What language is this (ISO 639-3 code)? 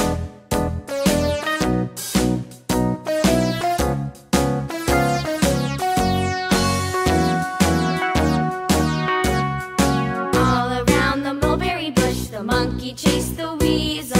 eng